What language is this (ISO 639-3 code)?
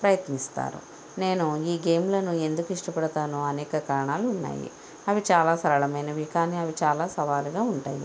tel